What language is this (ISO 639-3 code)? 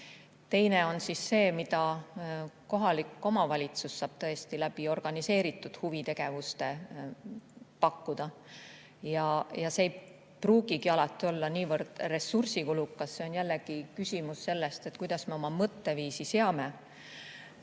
est